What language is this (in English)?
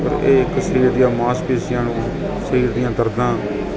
Punjabi